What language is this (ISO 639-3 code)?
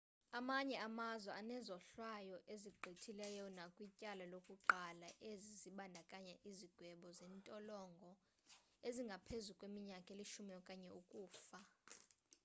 xho